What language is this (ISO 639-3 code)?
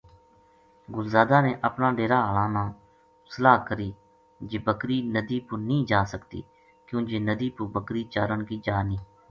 gju